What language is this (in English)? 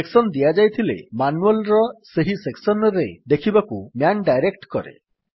Odia